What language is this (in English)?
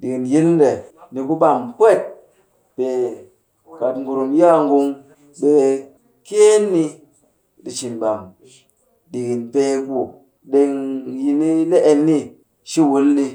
Cakfem-Mushere